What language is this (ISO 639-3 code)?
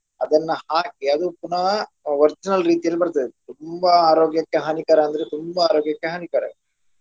kan